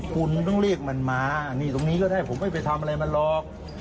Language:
Thai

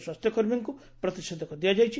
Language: Odia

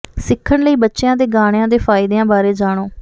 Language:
Punjabi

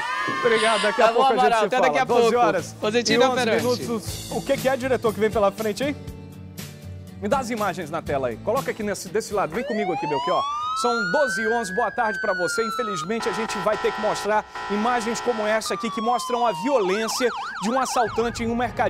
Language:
Portuguese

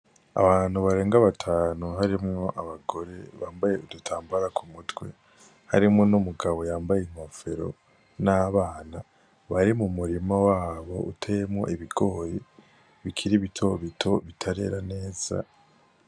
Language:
Rundi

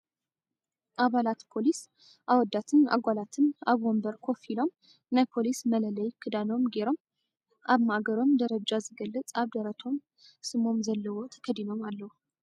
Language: Tigrinya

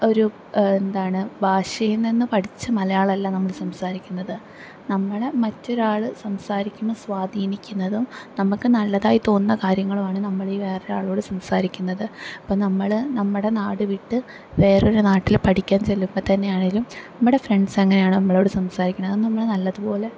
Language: Malayalam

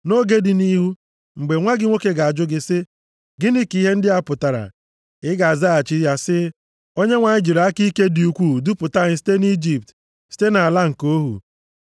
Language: Igbo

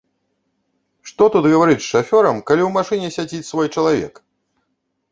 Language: Belarusian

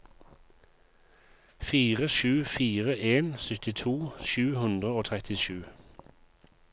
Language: Norwegian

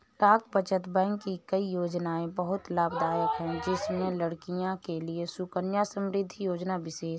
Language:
Hindi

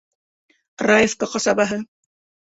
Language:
Bashkir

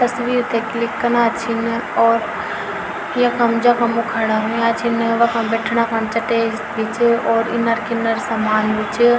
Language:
Garhwali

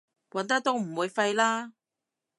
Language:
Cantonese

